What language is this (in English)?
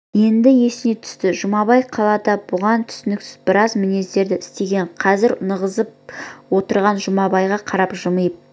Kazakh